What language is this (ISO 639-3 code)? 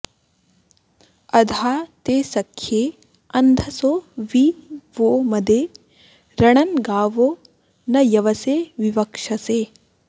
san